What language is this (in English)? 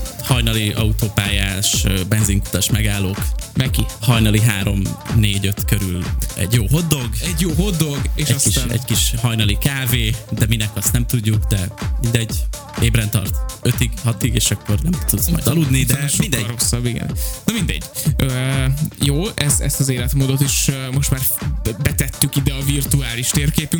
Hungarian